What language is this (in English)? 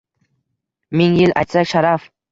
Uzbek